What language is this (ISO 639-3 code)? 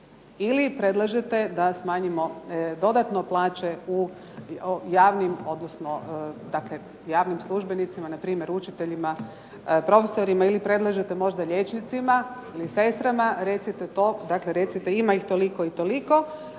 hrv